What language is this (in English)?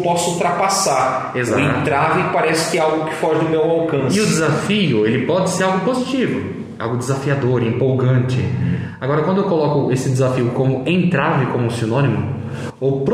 Portuguese